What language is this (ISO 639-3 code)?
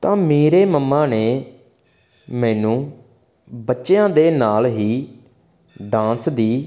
pan